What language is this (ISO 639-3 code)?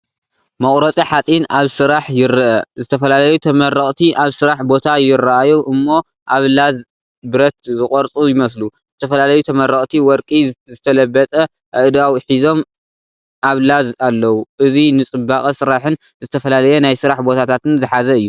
tir